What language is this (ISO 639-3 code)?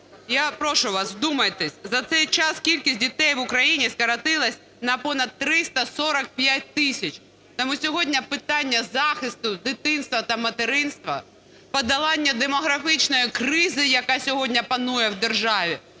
ukr